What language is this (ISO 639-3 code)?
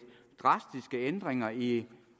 dan